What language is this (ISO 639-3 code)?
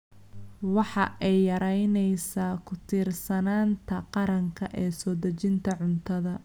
som